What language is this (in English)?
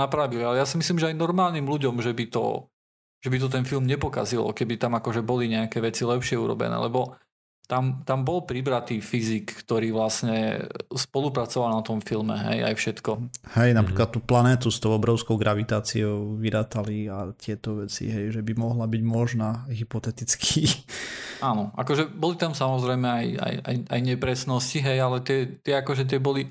Slovak